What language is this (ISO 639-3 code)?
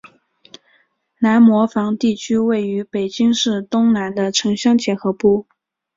zho